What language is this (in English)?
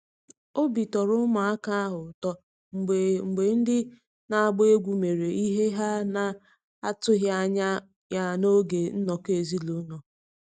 Igbo